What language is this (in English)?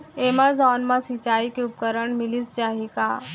Chhattisgarhi